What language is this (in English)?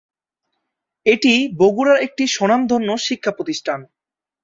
Bangla